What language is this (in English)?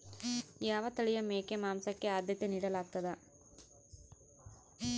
Kannada